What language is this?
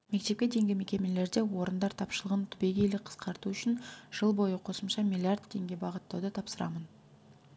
Kazakh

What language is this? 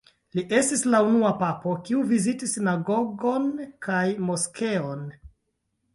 Esperanto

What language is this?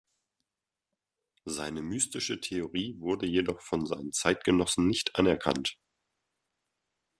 German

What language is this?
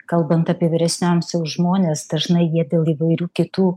Lithuanian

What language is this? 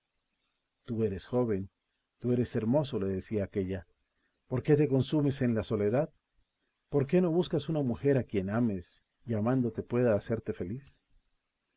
Spanish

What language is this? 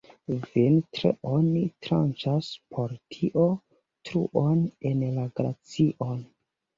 Esperanto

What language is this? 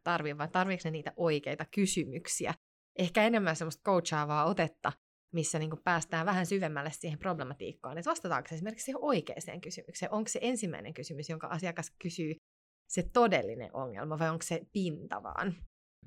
Finnish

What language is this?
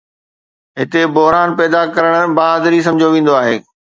Sindhi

